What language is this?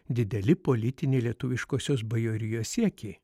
Lithuanian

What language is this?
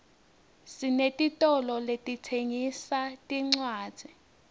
Swati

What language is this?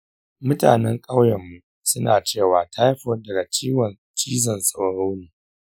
Hausa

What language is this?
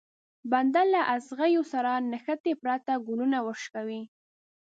Pashto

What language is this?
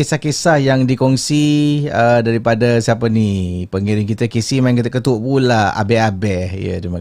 Malay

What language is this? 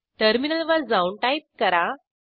Marathi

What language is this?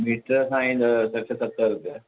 Sindhi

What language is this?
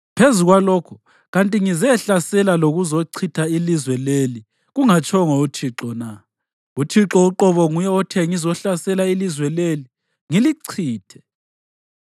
North Ndebele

